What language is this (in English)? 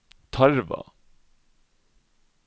Norwegian